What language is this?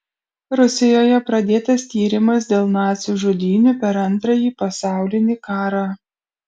Lithuanian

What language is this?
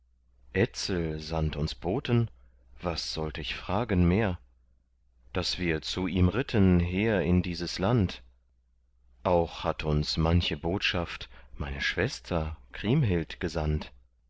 German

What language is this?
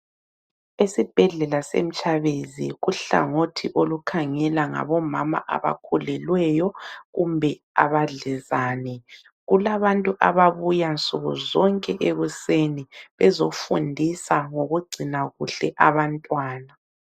North Ndebele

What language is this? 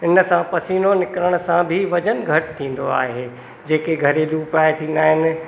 Sindhi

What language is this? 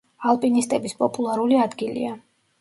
Georgian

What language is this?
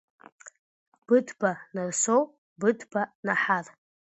Abkhazian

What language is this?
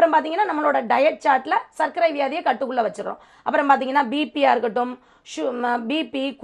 Tamil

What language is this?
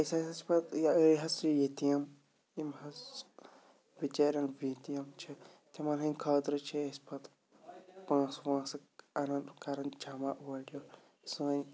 Kashmiri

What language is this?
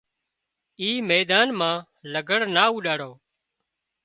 Wadiyara Koli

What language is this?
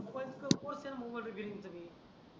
Marathi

